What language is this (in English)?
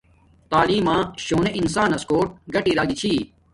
Domaaki